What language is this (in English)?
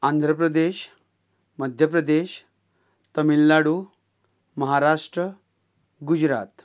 Konkani